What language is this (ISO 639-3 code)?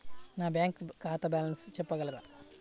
tel